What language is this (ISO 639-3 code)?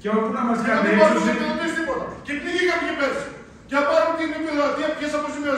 ell